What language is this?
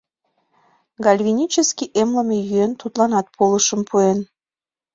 Mari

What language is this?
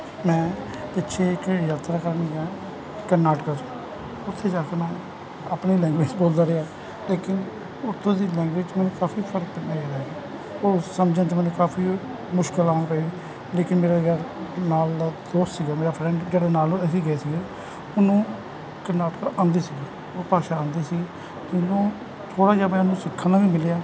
Punjabi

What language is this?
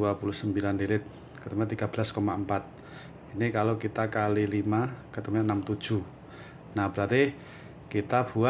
Indonesian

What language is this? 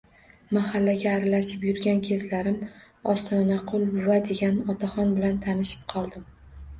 Uzbek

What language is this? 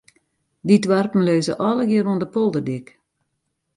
Western Frisian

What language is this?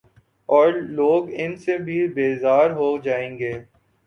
Urdu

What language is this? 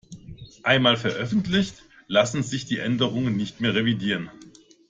German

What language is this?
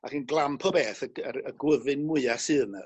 Welsh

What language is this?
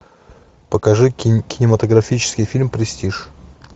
Russian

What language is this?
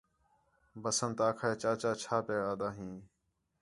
Khetrani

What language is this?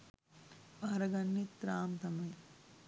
Sinhala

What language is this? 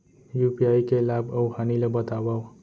Chhattisgarhi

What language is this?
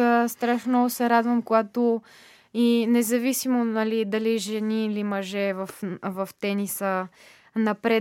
Bulgarian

